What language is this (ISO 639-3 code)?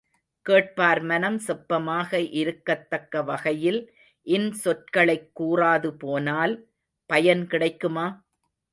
tam